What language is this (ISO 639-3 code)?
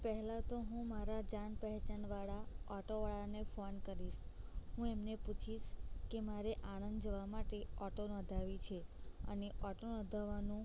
guj